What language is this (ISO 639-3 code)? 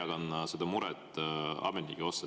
est